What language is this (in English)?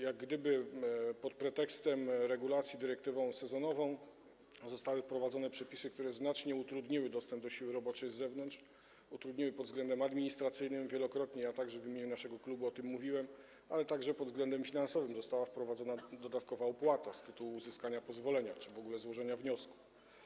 Polish